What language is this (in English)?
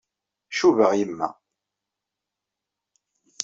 Kabyle